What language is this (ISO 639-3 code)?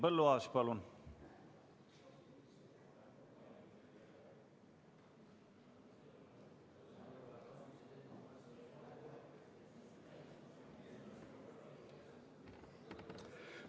est